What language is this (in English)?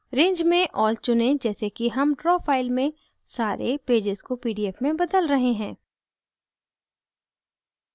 Hindi